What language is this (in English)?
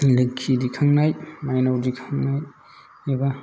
Bodo